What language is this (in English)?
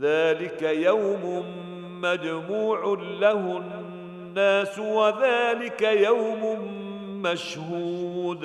Arabic